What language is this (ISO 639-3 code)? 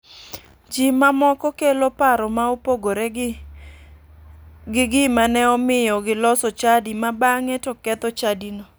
luo